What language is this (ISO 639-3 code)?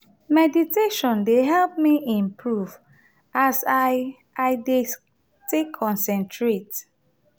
pcm